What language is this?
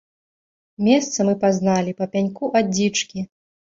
Belarusian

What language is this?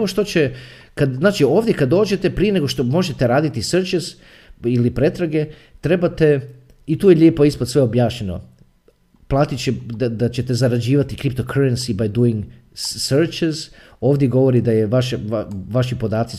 Croatian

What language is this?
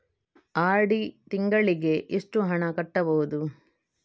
Kannada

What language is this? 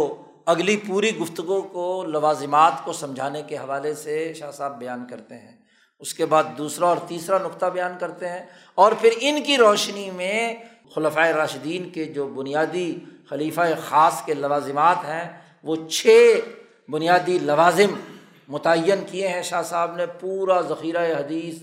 Urdu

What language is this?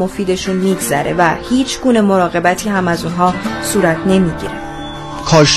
Persian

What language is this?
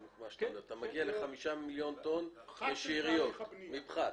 Hebrew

